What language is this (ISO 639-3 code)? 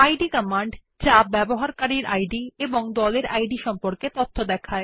ben